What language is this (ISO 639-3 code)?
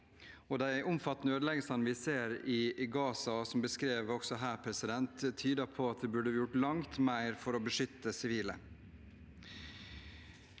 nor